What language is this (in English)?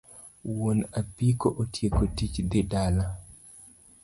Luo (Kenya and Tanzania)